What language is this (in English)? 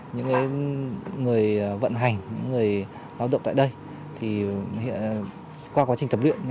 Vietnamese